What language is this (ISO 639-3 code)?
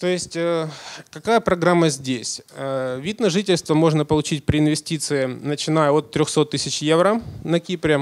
rus